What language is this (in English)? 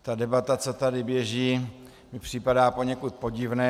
Czech